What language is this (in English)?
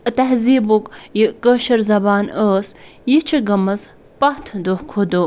Kashmiri